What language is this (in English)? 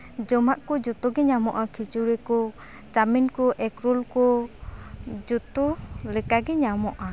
Santali